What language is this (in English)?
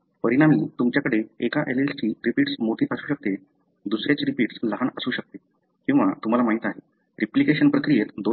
Marathi